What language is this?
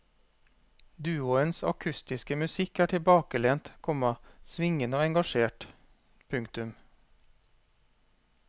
Norwegian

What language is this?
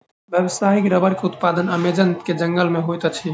Maithili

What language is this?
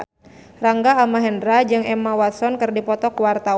Sundanese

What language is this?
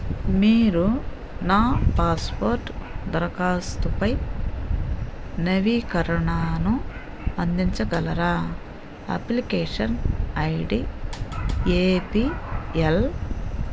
Telugu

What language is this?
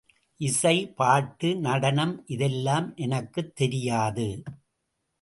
Tamil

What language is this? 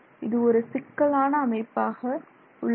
Tamil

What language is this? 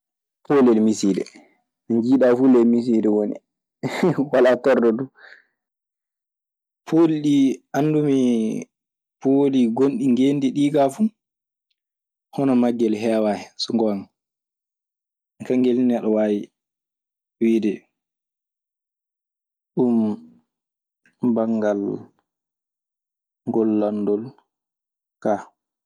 Maasina Fulfulde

